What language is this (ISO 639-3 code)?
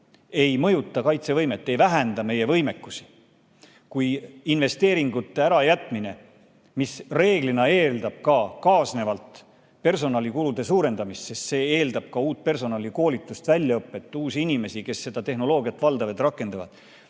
est